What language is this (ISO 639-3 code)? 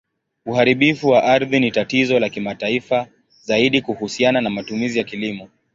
swa